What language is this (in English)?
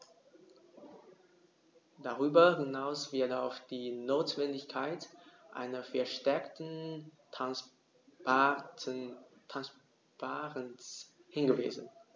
German